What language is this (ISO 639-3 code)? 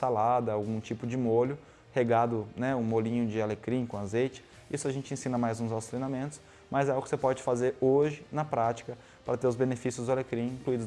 por